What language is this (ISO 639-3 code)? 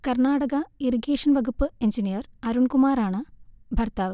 mal